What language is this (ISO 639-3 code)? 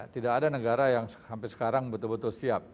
ind